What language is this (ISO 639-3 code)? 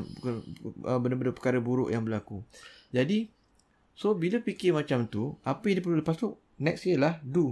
msa